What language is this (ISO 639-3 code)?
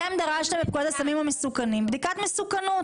heb